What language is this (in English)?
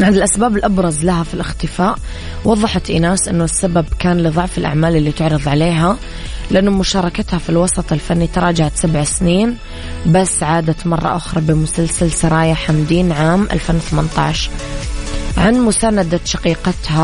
Arabic